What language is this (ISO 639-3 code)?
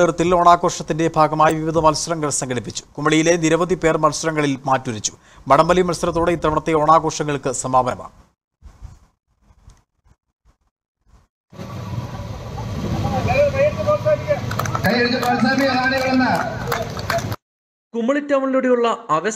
tur